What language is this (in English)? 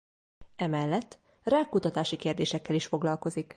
Hungarian